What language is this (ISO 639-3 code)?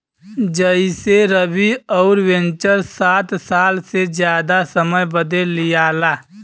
bho